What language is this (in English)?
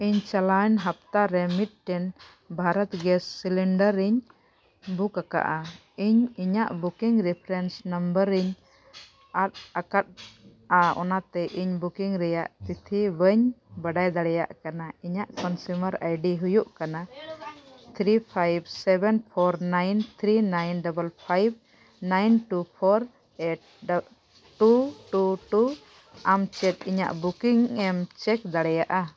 Santali